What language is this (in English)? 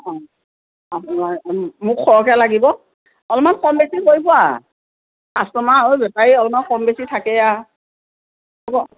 Assamese